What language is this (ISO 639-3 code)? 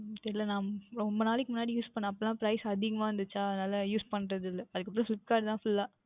tam